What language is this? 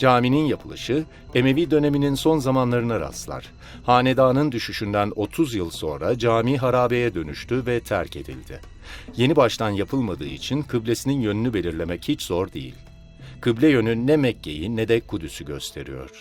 Turkish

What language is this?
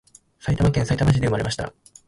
Japanese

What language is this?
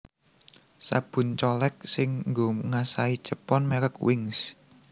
Javanese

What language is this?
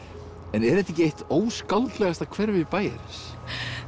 Icelandic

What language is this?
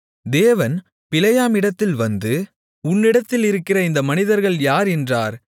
Tamil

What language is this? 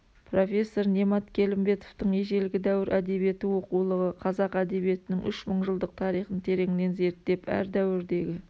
Kazakh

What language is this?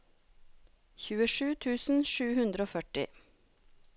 Norwegian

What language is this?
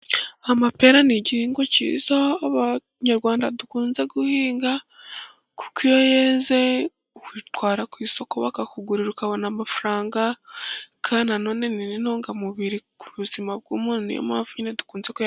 Kinyarwanda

